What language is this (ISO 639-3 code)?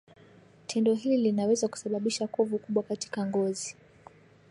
swa